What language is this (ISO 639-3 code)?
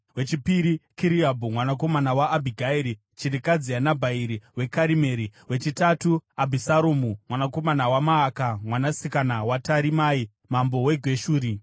sna